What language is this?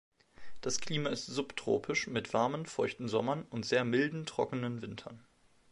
German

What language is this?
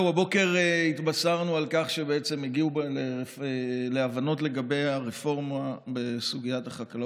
Hebrew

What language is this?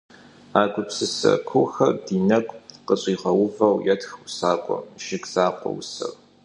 Kabardian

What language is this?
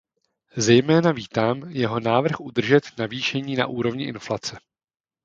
Czech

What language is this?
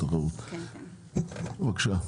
Hebrew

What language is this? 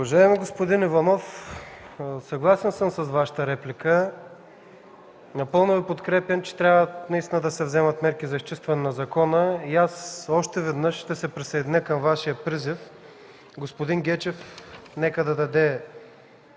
Bulgarian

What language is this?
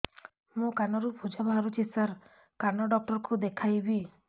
Odia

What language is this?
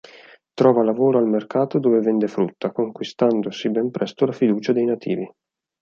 Italian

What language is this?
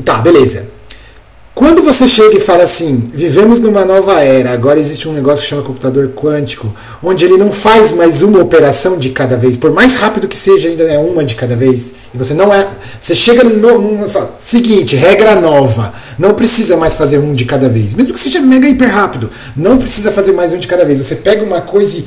Portuguese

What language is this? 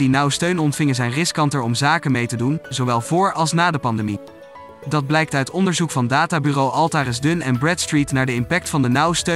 Dutch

